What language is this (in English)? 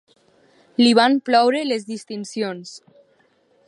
Catalan